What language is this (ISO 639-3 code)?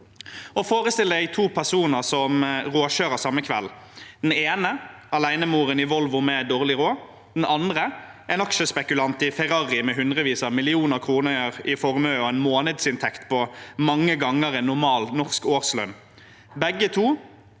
nor